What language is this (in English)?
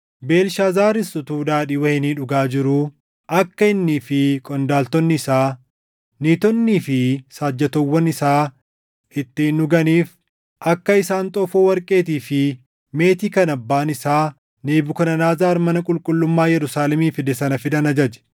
Oromo